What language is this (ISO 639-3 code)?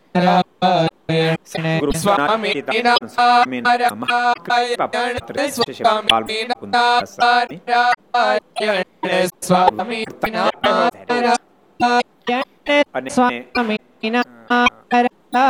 guj